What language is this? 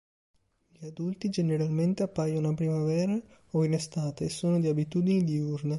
Italian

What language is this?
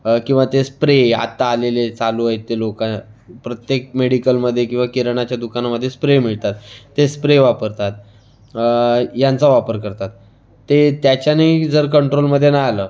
Marathi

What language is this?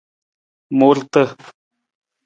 Nawdm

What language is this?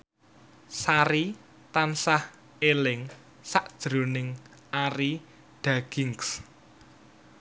Javanese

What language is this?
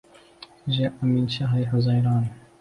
Arabic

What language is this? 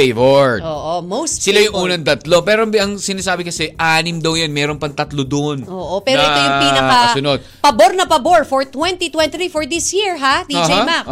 Filipino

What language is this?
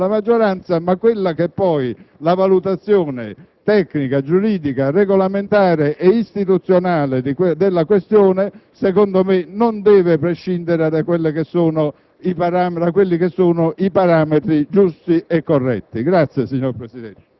Italian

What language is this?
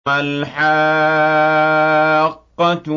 Arabic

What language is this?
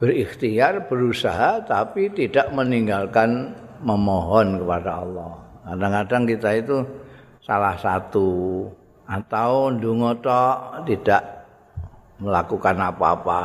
Indonesian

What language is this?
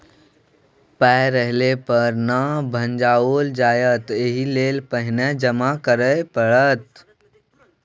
Maithili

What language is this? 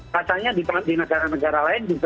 Indonesian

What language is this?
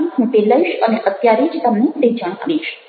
Gujarati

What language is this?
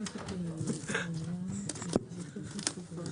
Hebrew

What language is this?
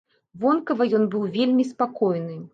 Belarusian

